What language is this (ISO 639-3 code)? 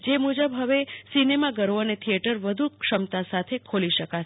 guj